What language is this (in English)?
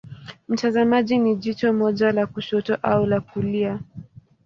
Swahili